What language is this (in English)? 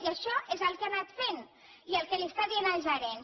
Catalan